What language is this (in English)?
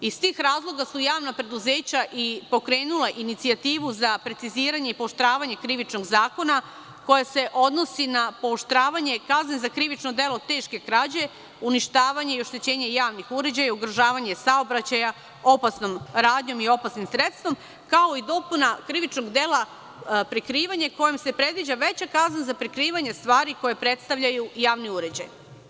Serbian